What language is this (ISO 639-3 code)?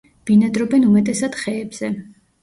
kat